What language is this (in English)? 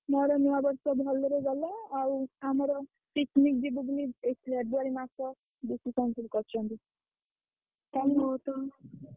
Odia